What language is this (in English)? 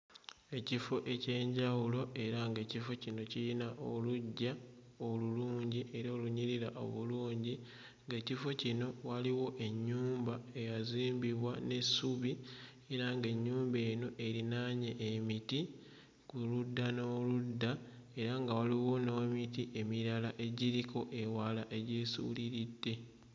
Ganda